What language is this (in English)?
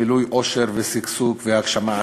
Hebrew